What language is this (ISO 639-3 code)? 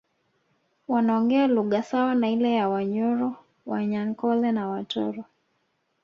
swa